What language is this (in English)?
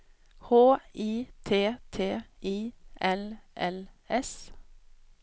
Swedish